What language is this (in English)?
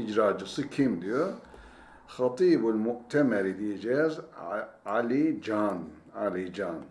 Turkish